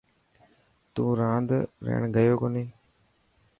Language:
Dhatki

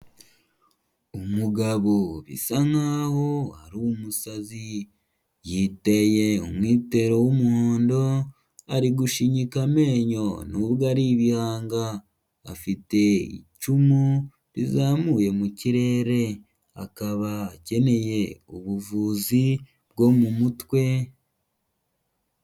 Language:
Kinyarwanda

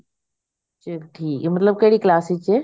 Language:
Punjabi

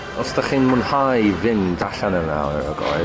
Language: Welsh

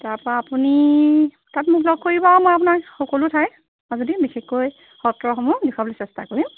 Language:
Assamese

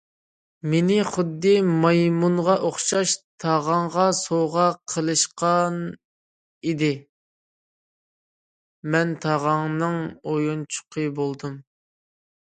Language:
Uyghur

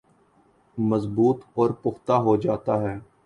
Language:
Urdu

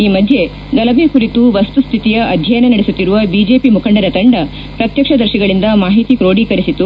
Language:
Kannada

